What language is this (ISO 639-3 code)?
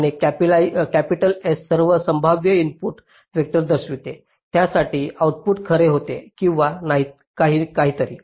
mar